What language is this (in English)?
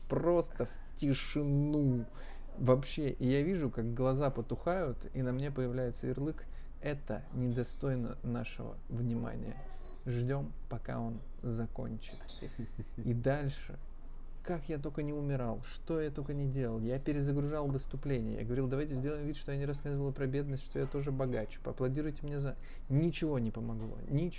Russian